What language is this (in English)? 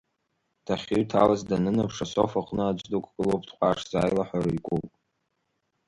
Abkhazian